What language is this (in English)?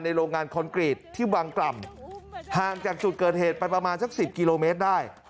Thai